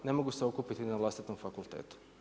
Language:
Croatian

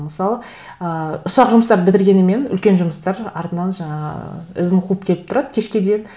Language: Kazakh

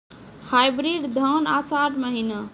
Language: Maithili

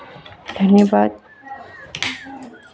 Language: Maithili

